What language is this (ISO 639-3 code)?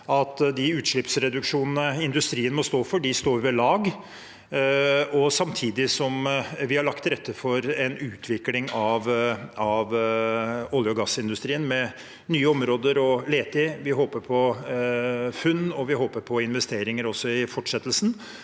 nor